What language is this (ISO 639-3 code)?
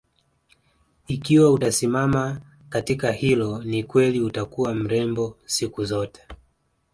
swa